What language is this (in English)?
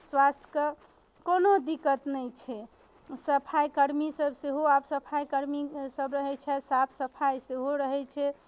Maithili